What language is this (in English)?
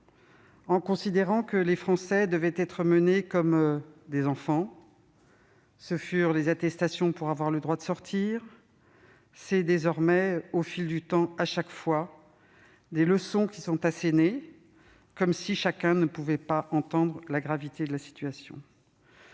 French